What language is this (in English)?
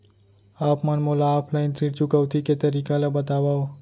Chhattisgarhi